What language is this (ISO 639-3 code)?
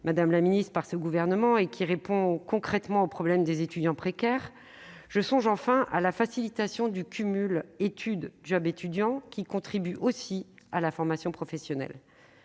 fra